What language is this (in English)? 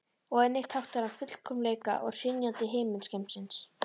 Icelandic